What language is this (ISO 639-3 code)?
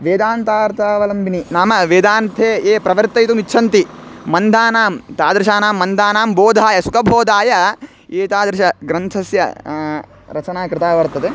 san